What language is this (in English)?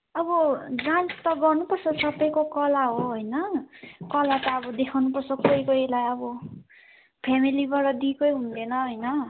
Nepali